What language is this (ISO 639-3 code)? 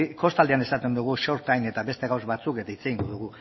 eus